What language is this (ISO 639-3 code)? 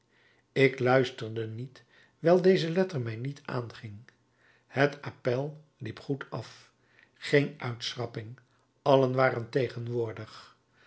nld